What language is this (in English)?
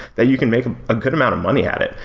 English